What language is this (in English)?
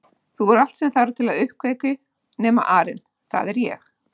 Icelandic